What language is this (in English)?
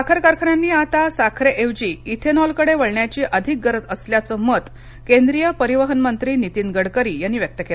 Marathi